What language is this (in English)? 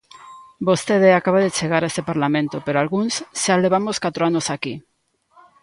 Galician